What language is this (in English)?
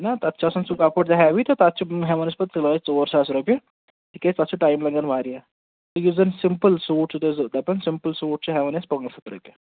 Kashmiri